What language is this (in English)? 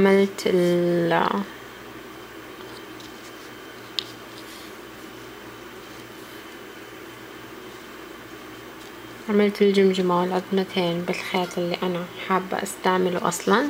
Arabic